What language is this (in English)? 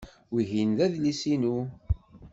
Kabyle